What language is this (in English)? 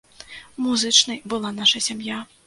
Belarusian